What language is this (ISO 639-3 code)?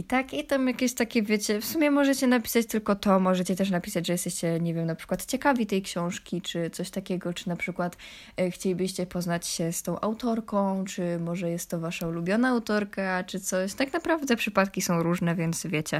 pol